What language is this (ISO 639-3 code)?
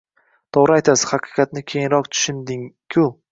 uzb